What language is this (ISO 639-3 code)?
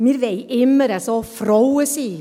gsw